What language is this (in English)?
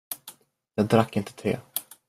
Swedish